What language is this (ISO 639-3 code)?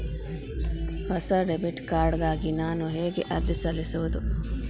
kan